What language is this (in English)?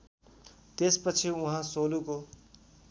Nepali